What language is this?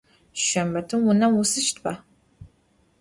Adyghe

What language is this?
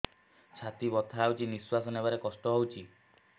Odia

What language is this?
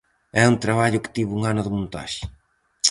Galician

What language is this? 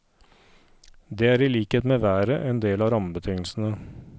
Norwegian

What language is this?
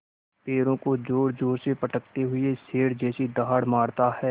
Hindi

